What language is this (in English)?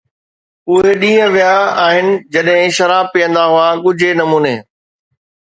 Sindhi